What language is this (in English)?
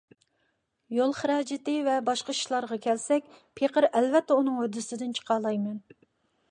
Uyghur